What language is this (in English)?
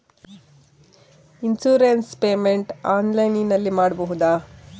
Kannada